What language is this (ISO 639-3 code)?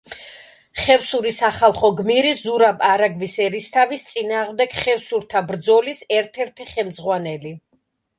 kat